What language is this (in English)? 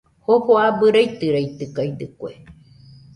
Nüpode Huitoto